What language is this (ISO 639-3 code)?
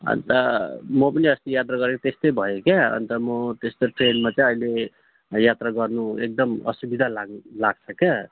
nep